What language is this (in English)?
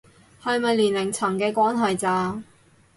Cantonese